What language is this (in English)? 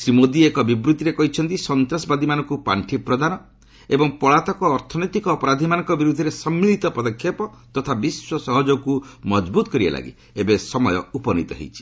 Odia